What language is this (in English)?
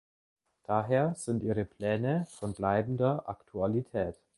German